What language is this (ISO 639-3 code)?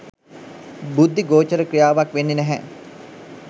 sin